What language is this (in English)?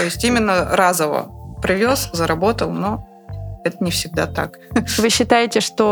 Russian